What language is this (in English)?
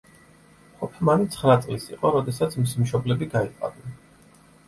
Georgian